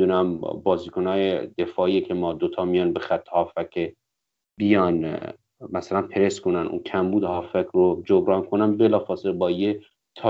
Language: Persian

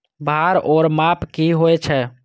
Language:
Maithili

